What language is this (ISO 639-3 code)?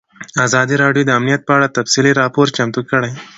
pus